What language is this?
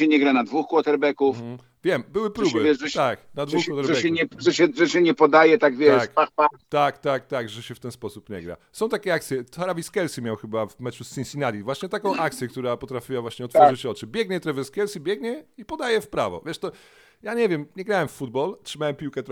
Polish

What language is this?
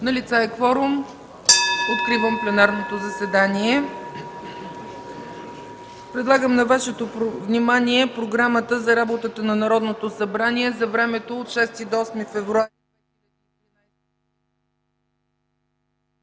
Bulgarian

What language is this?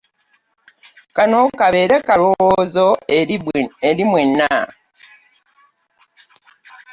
Ganda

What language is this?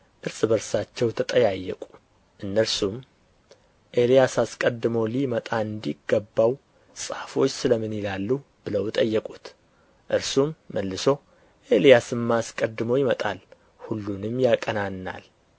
Amharic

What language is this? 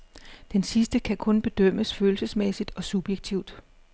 Danish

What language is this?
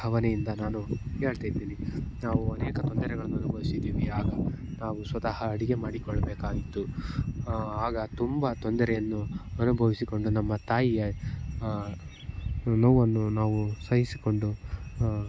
Kannada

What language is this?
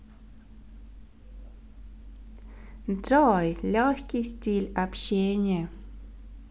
Russian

